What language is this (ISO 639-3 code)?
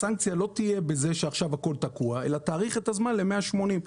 heb